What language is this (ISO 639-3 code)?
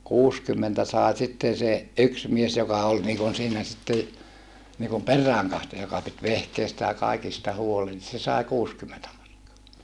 fin